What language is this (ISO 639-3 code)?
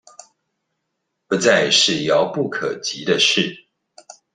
zho